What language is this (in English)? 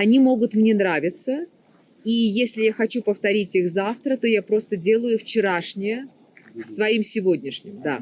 Russian